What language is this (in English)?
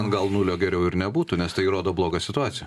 Lithuanian